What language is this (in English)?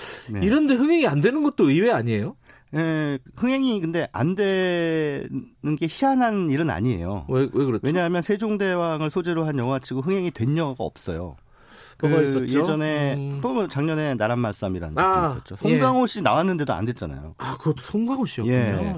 Korean